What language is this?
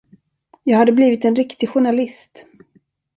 Swedish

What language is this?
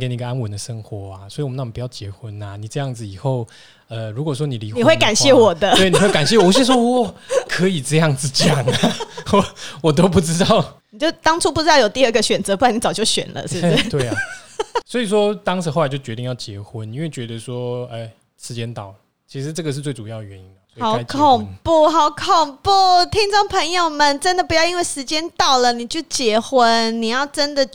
Chinese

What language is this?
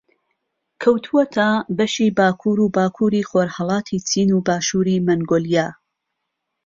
Central Kurdish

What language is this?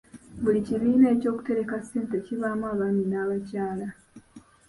Ganda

